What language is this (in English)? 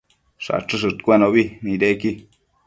Matsés